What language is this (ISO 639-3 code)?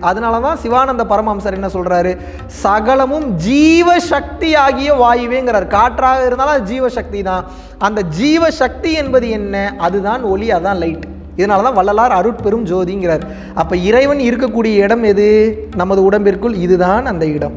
tam